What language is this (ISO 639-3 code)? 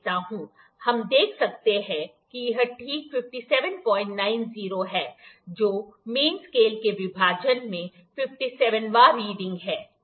hin